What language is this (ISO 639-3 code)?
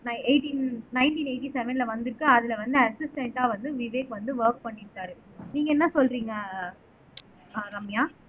tam